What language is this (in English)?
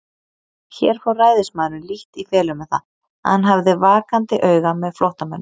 Icelandic